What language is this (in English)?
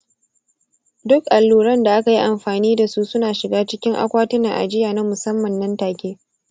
Hausa